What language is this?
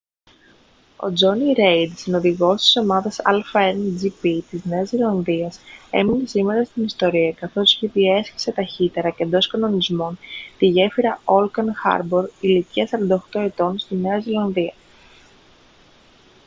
Greek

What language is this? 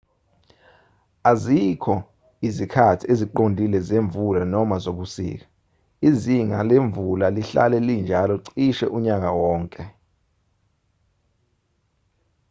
Zulu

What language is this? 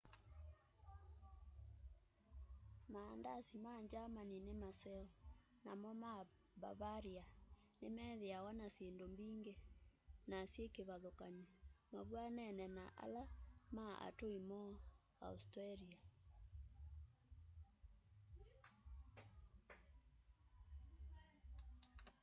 Kamba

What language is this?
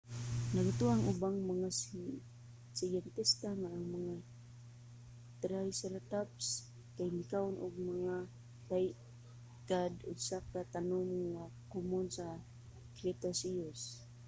Cebuano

